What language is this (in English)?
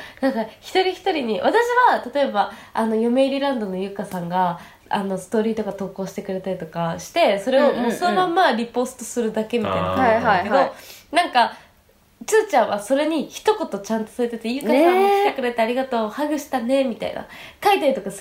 Japanese